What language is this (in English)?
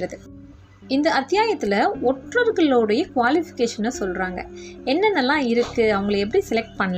Tamil